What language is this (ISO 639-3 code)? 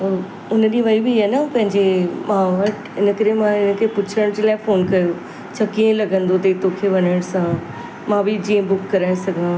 snd